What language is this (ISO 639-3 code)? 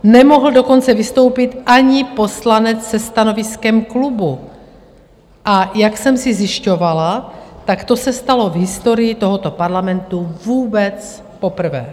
ces